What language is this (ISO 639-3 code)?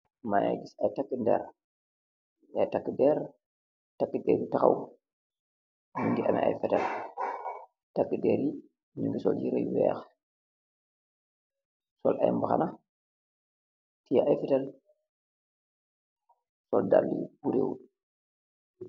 wol